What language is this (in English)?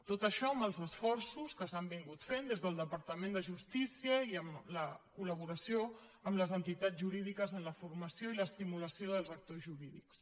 Catalan